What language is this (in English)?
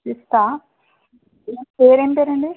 Telugu